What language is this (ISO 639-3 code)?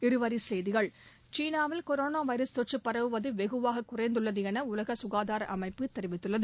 tam